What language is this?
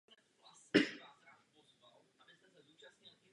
Czech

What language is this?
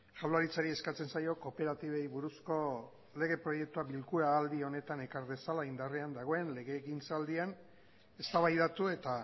Basque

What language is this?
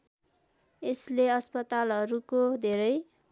Nepali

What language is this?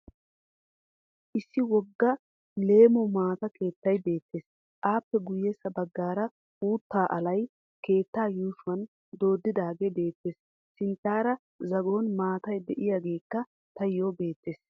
Wolaytta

